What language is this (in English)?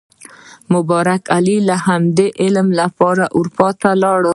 Pashto